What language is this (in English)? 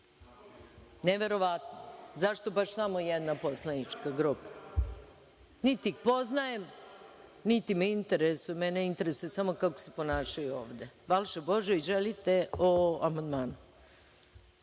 Serbian